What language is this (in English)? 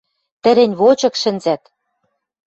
Western Mari